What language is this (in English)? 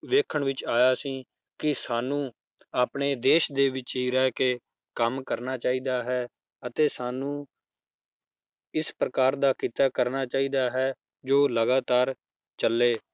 Punjabi